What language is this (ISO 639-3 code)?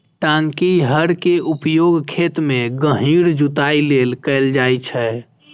mai